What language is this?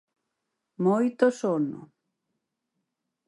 Galician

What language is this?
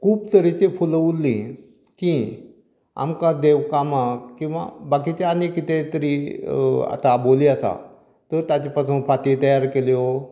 Konkani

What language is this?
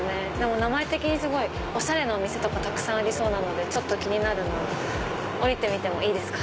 Japanese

